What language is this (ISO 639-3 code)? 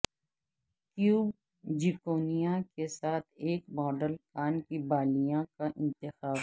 urd